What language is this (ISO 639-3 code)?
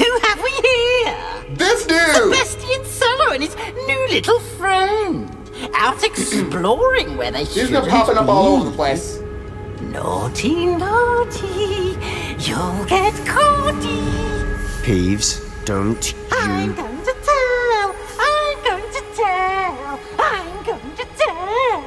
eng